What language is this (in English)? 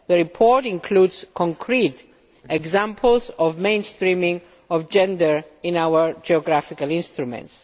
English